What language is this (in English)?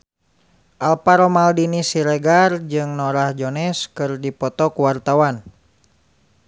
Sundanese